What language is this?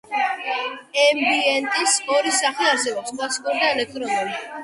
Georgian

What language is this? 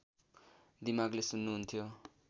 Nepali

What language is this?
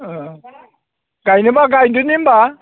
Bodo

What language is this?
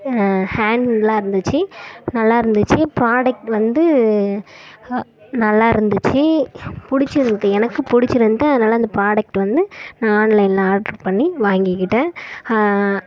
Tamil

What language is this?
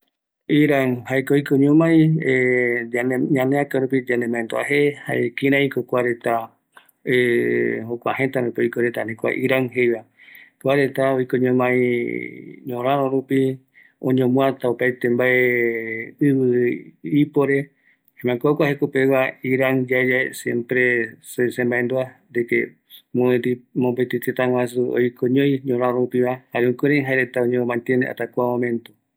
Eastern Bolivian Guaraní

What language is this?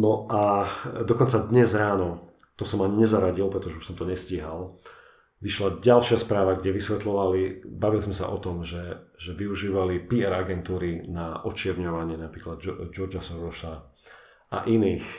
Slovak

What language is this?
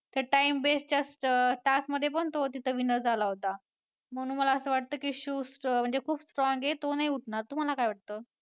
Marathi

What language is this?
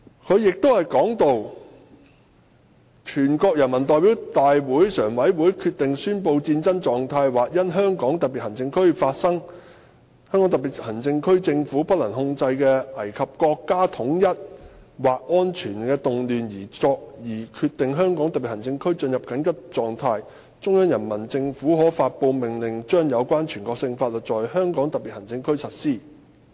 Cantonese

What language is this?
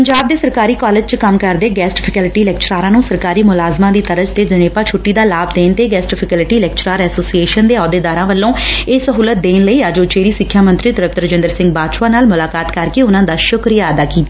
Punjabi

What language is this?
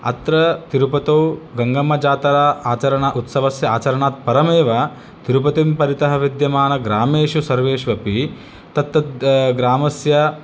Sanskrit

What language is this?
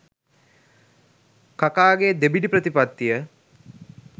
Sinhala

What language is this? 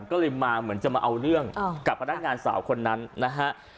Thai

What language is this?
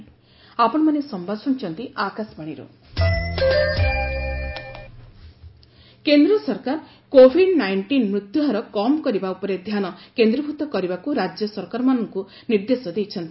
Odia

